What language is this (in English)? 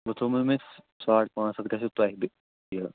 Kashmiri